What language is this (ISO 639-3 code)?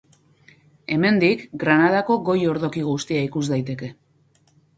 eus